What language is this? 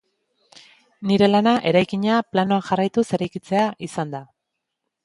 Basque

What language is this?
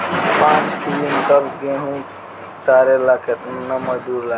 Bhojpuri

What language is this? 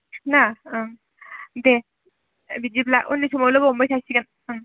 Bodo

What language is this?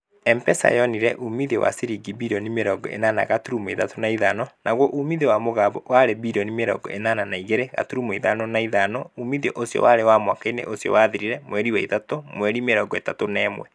Kikuyu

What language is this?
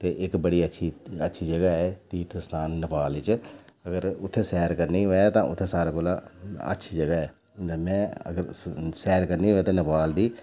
Dogri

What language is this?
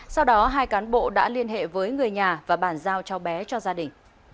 Vietnamese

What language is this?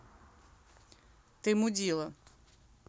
Russian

